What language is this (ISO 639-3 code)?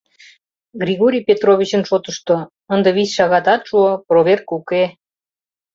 chm